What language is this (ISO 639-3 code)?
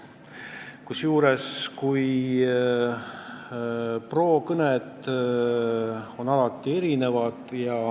est